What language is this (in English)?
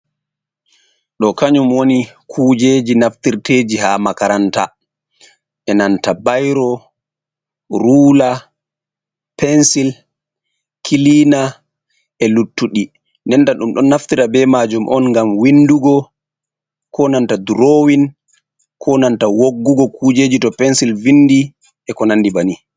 Fula